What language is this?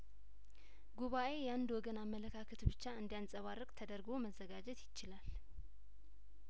Amharic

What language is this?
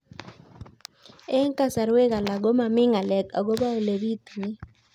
Kalenjin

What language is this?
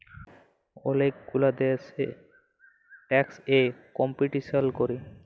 Bangla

